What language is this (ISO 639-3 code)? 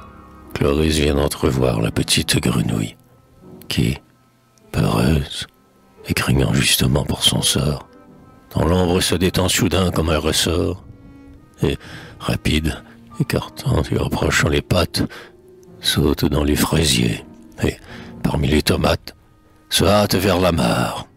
fra